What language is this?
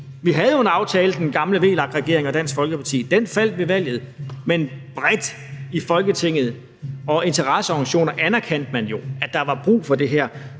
Danish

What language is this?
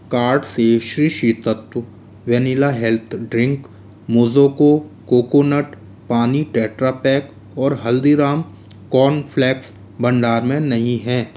Hindi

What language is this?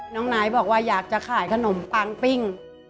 Thai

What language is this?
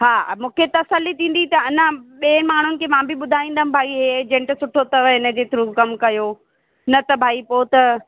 Sindhi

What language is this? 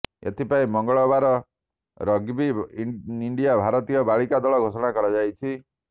Odia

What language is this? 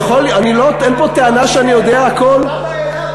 Hebrew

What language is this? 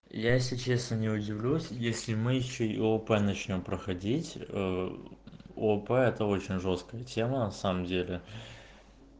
Russian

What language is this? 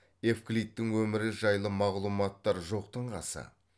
Kazakh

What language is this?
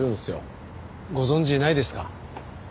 Japanese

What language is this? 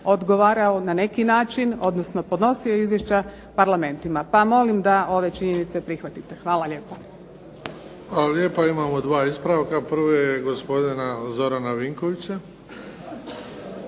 Croatian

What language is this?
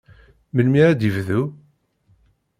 Kabyle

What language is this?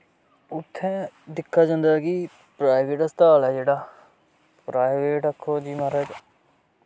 Dogri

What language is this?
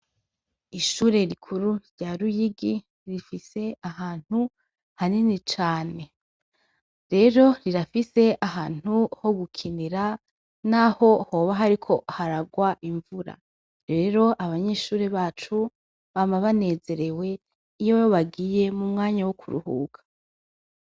Rundi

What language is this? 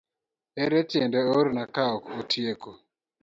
Luo (Kenya and Tanzania)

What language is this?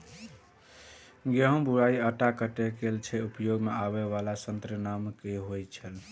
Maithili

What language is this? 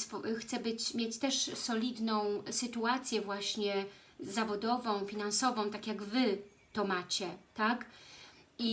Polish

